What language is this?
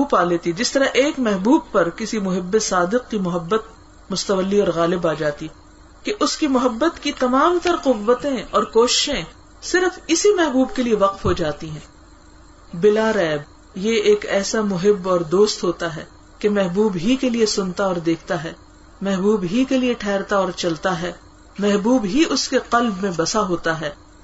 Urdu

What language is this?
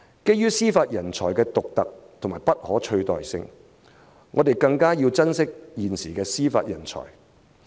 Cantonese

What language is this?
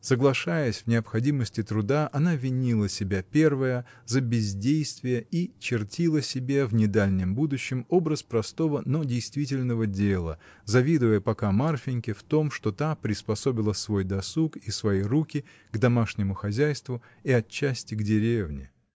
Russian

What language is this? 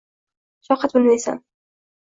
Uzbek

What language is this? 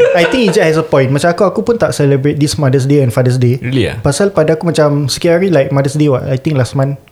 Malay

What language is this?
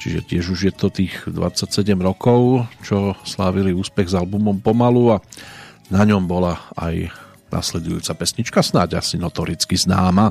Slovak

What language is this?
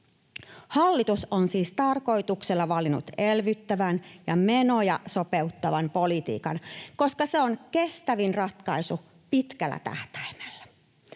Finnish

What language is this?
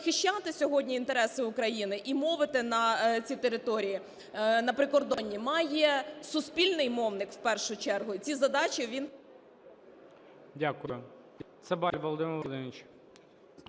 Ukrainian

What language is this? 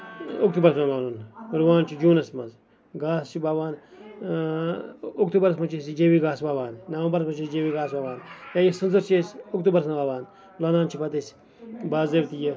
Kashmiri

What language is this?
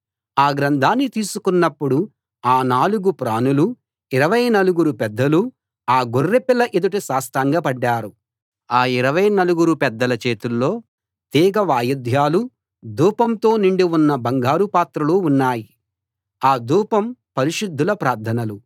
Telugu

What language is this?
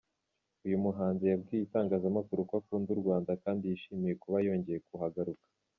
Kinyarwanda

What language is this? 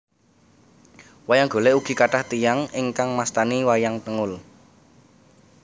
Javanese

